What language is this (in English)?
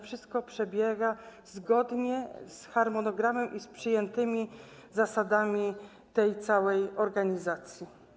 Polish